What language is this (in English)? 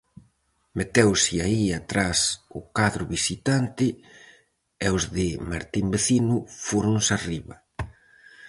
Galician